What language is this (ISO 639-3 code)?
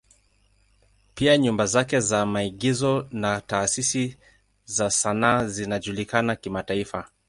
swa